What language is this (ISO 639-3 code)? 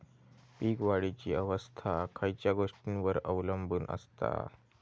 mar